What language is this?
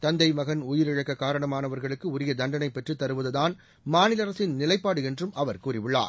Tamil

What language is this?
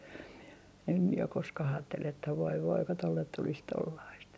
Finnish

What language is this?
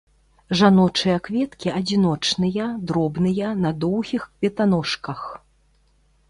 Belarusian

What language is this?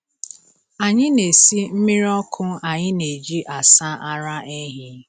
Igbo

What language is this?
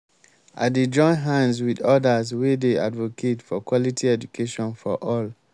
Nigerian Pidgin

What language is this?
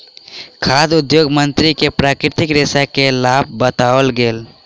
Maithili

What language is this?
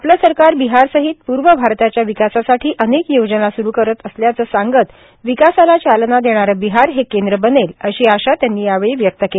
Marathi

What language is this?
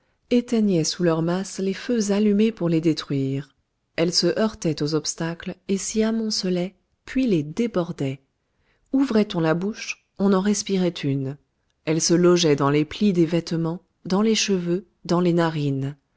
French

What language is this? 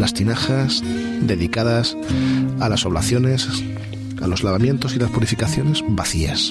Spanish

